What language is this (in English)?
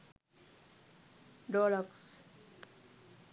Sinhala